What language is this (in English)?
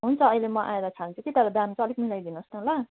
Nepali